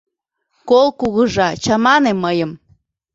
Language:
Mari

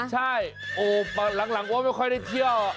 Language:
Thai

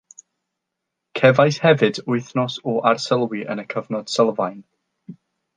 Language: Welsh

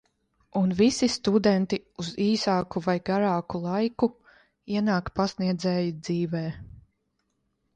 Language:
Latvian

